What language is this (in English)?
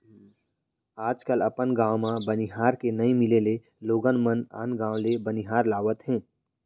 Chhattisgarhi